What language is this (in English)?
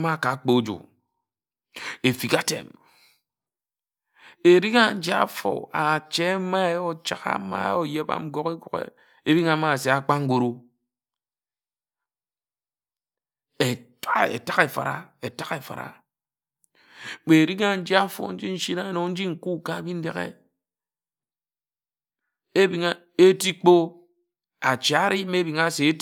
Ejagham